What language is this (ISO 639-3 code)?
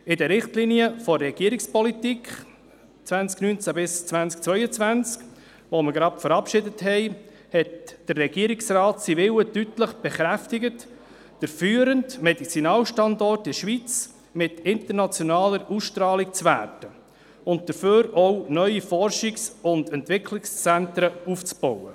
gsw